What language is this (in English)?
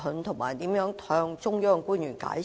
Cantonese